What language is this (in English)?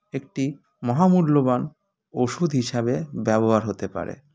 Bangla